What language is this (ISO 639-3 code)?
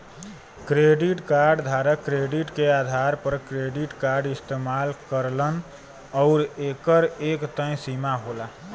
bho